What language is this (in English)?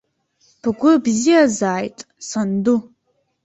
Abkhazian